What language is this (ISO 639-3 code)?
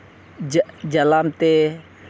sat